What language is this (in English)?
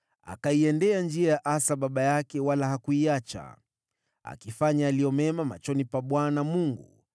Swahili